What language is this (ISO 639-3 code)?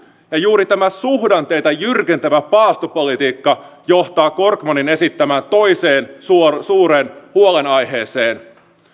fin